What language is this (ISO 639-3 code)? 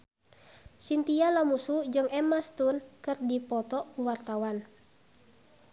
sun